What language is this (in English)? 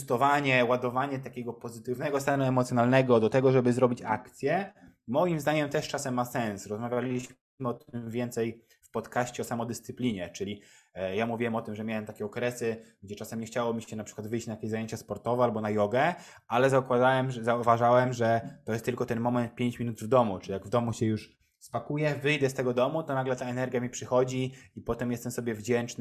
Polish